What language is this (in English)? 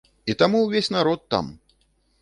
Belarusian